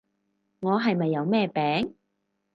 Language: Cantonese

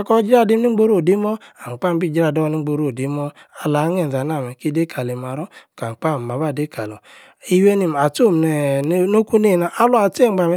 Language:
Yace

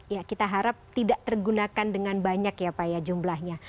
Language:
Indonesian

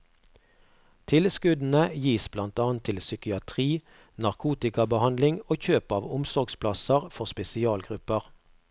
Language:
Norwegian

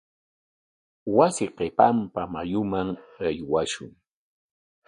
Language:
Corongo Ancash Quechua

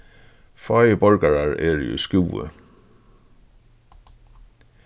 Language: Faroese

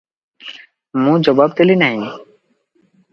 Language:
Odia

